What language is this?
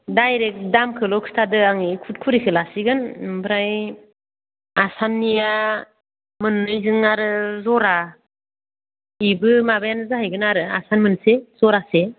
Bodo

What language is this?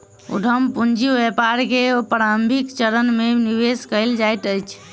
Maithili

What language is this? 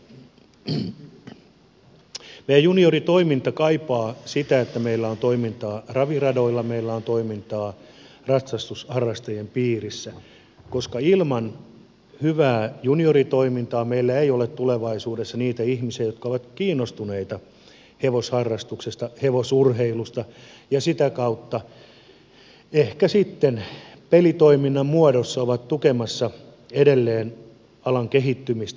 Finnish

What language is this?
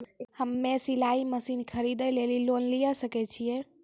Maithili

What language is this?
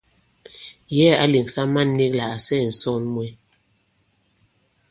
Bankon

